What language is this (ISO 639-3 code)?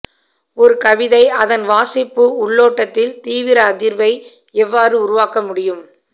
tam